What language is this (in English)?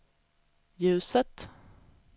Swedish